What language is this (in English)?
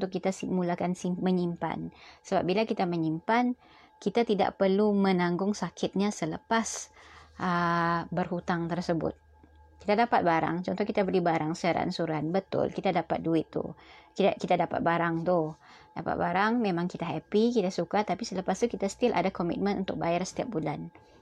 Malay